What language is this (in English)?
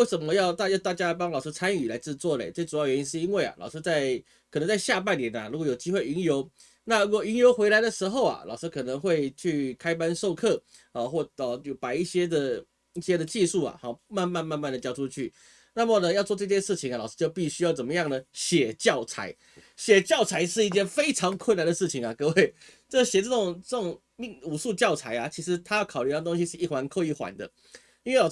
Chinese